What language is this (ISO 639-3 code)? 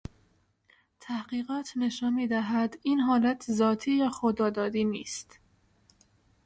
fas